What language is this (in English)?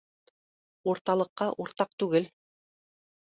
Bashkir